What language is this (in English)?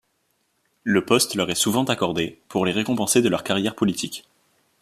French